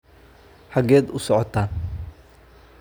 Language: Somali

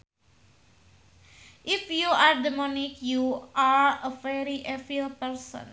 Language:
Sundanese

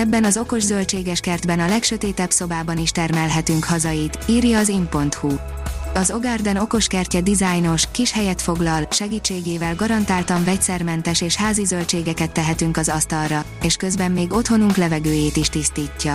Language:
Hungarian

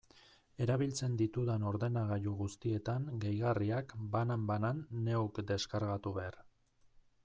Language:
Basque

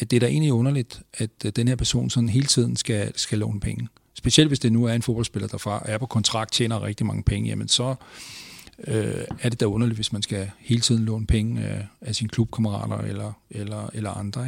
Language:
Danish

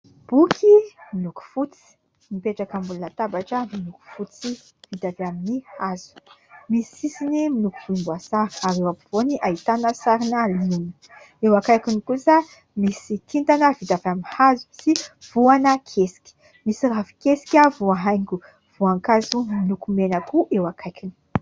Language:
Malagasy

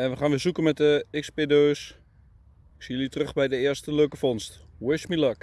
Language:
Dutch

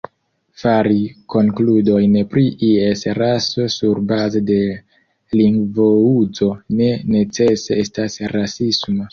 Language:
Esperanto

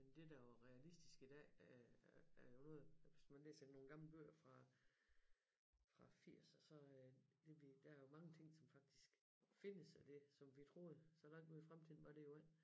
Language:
Danish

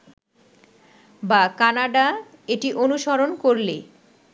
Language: Bangla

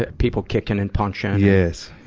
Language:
English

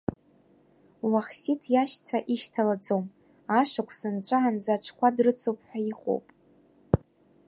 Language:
Abkhazian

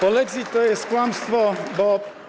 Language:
Polish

